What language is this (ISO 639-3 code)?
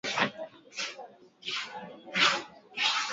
swa